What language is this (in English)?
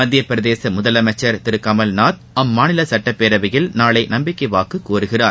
Tamil